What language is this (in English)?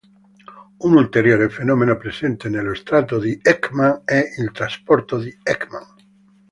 Italian